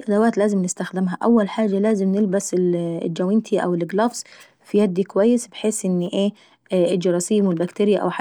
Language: Saidi Arabic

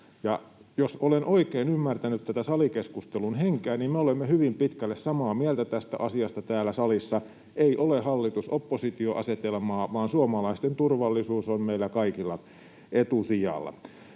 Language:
Finnish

